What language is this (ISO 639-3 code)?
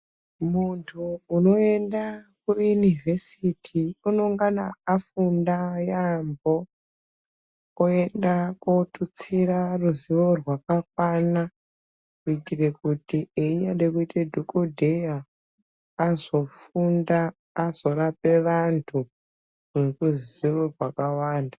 ndc